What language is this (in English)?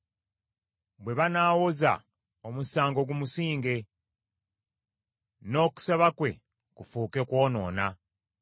Ganda